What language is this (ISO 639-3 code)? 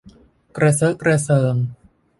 tha